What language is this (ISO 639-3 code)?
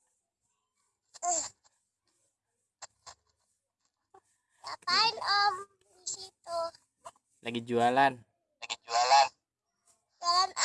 ind